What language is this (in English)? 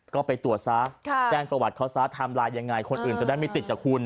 Thai